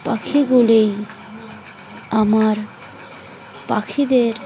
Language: Bangla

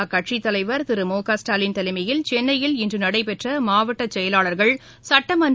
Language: Tamil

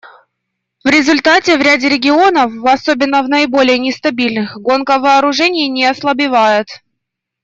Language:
Russian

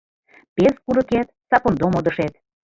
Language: Mari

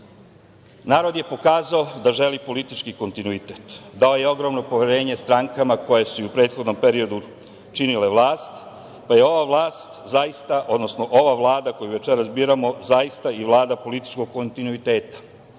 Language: Serbian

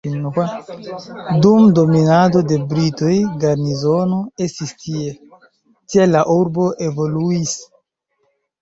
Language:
Esperanto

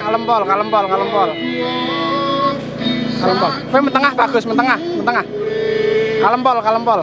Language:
Indonesian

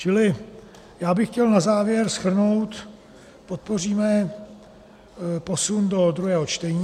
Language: Czech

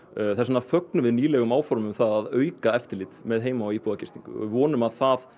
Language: Icelandic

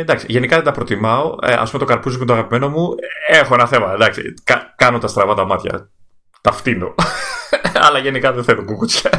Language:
Greek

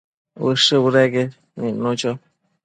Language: Matsés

